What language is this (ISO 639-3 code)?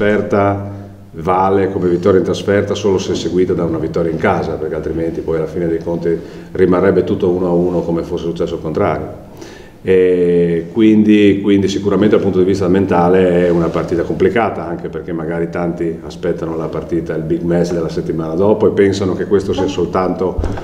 ita